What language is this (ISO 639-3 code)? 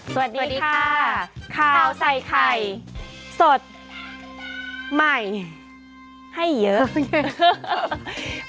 tha